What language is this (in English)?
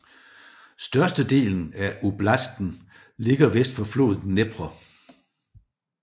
Danish